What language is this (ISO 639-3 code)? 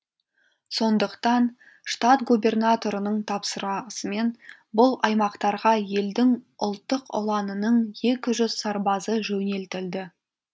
kaz